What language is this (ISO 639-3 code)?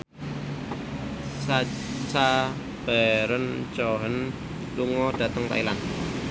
jav